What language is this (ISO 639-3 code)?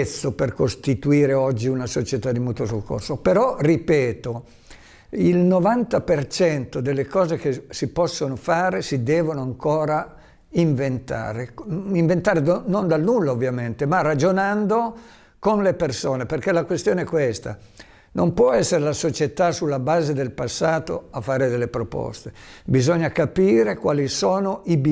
ita